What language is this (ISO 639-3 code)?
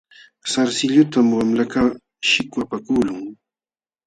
qxw